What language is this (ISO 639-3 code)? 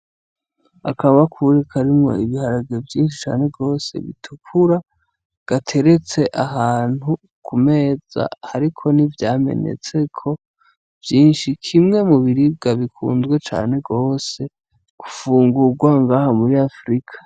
run